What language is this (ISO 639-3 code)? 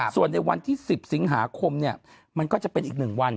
tha